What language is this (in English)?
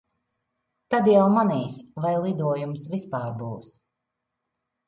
Latvian